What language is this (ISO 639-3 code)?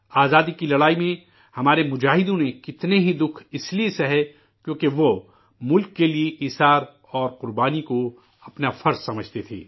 urd